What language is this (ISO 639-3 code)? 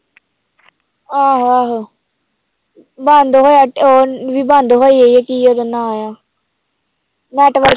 pan